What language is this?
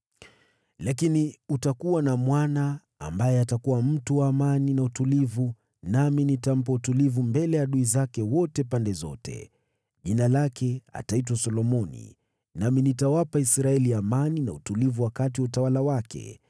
Swahili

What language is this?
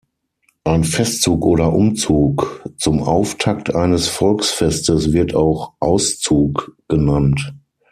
German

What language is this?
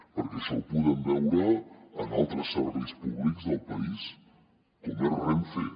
Catalan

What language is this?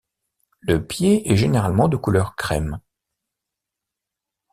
French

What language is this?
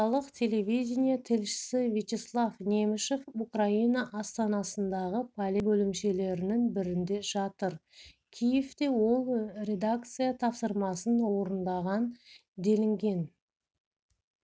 Kazakh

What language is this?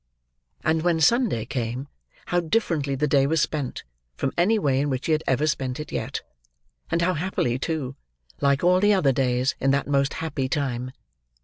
English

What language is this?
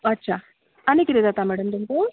Konkani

